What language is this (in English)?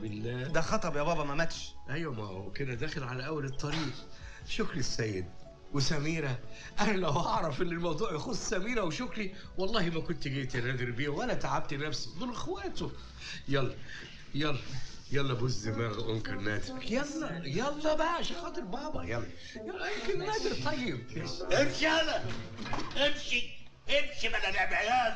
Arabic